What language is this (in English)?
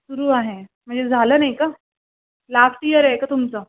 Marathi